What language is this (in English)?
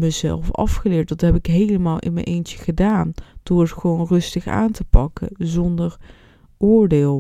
Dutch